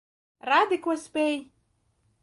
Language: Latvian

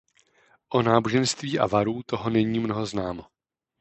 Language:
Czech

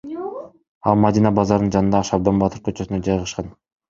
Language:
Kyrgyz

